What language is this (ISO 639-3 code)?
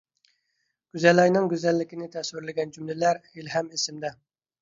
uig